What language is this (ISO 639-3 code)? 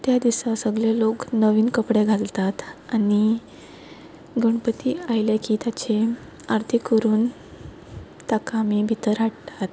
kok